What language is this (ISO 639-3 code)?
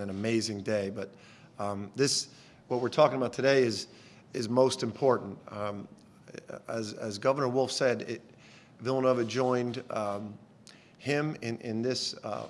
eng